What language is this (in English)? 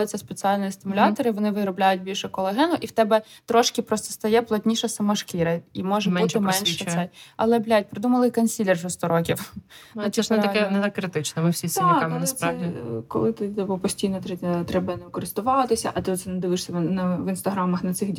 Ukrainian